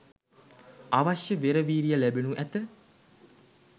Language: Sinhala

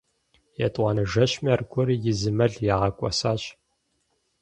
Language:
Kabardian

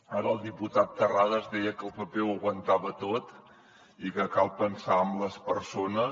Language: Catalan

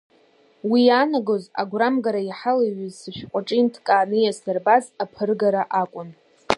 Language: Abkhazian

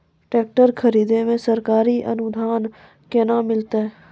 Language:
Maithili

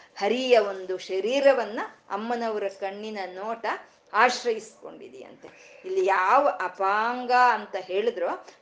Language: Kannada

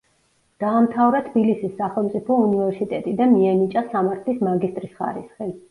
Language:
Georgian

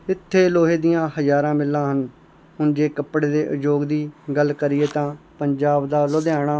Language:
Punjabi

